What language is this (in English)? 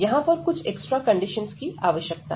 Hindi